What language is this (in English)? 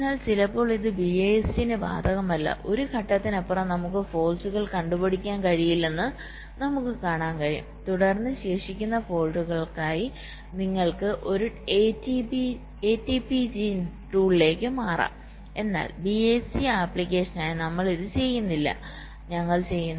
Malayalam